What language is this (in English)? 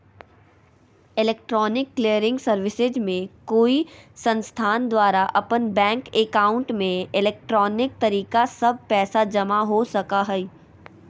Magahi